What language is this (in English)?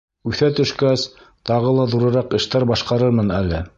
Bashkir